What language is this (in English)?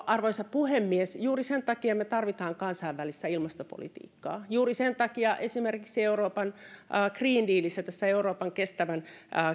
Finnish